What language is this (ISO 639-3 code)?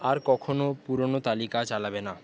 ben